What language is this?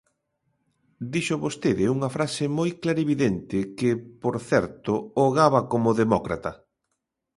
Galician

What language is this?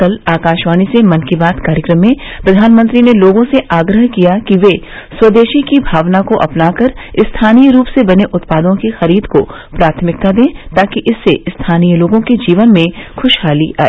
Hindi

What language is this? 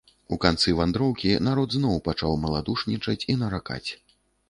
Belarusian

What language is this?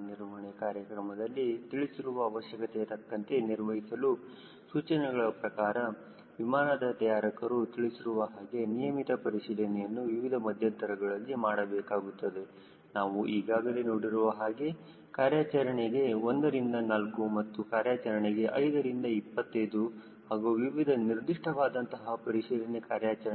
Kannada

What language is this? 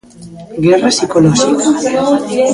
Galician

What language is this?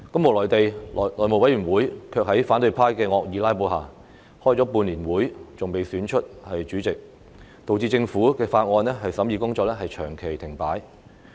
Cantonese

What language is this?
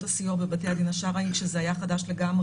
Hebrew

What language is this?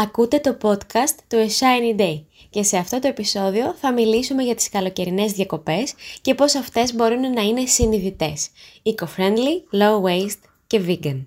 Greek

